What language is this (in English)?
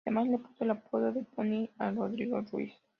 Spanish